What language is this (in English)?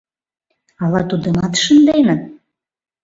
Mari